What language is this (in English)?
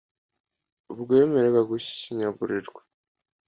Kinyarwanda